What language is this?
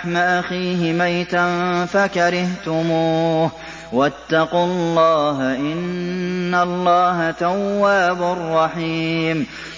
Arabic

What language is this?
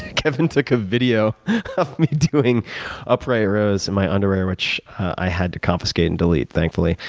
English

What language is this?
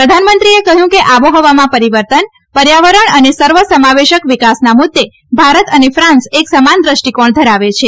Gujarati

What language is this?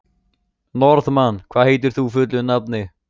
Icelandic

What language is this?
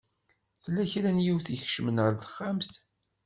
Kabyle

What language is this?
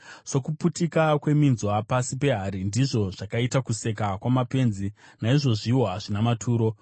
Shona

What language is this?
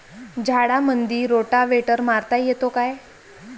Marathi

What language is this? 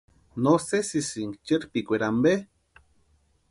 Western Highland Purepecha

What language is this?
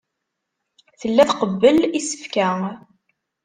Kabyle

